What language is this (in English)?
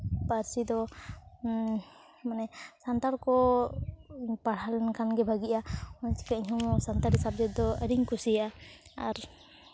Santali